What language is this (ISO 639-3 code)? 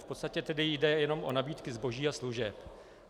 ces